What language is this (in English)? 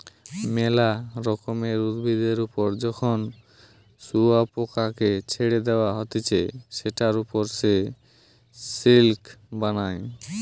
Bangla